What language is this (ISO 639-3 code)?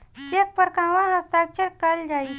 bho